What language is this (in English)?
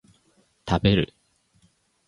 Japanese